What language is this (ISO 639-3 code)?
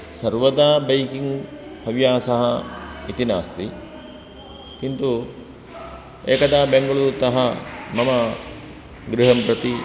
san